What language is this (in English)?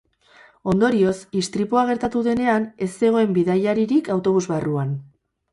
Basque